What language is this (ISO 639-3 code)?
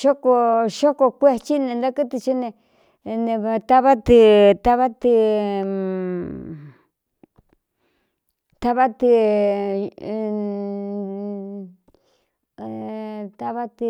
xtu